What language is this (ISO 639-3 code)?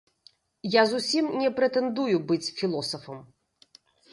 bel